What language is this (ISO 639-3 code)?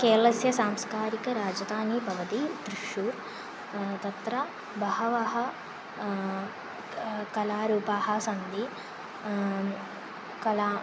san